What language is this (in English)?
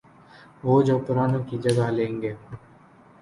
Urdu